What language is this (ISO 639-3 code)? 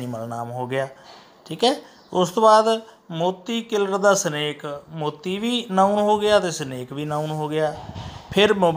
hin